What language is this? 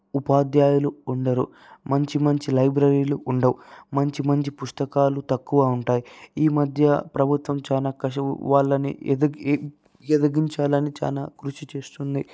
Telugu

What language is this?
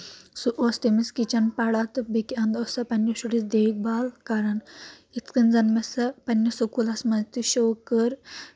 Kashmiri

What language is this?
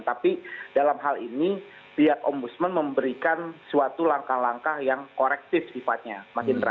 Indonesian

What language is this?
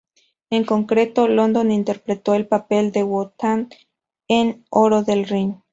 Spanish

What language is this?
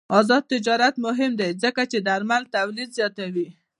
Pashto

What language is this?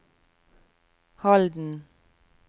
Norwegian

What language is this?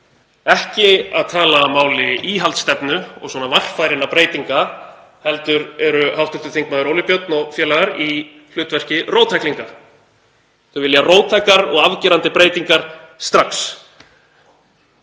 Icelandic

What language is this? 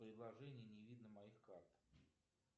Russian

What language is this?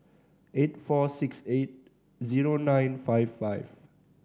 English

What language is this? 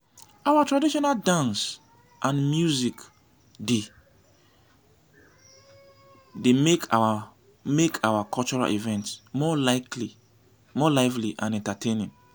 Nigerian Pidgin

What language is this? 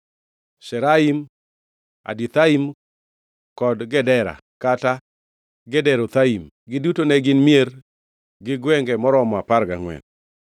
Luo (Kenya and Tanzania)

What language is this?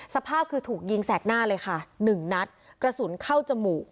Thai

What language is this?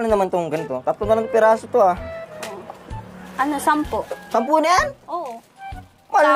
Filipino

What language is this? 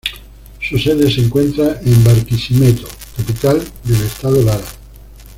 Spanish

